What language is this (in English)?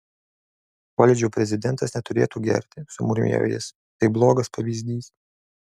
Lithuanian